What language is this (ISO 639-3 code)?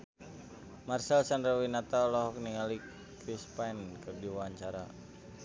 sun